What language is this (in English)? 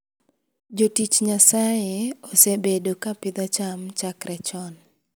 Luo (Kenya and Tanzania)